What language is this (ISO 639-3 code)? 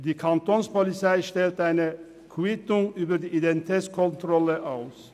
gsw